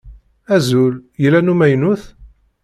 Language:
Kabyle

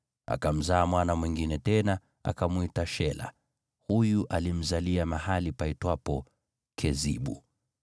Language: Swahili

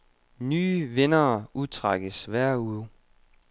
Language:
Danish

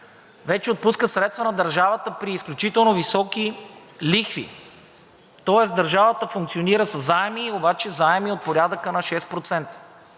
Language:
Bulgarian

